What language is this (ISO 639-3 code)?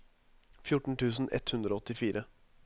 nor